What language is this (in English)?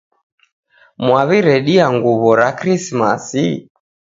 Taita